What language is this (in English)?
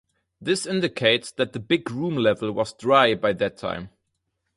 English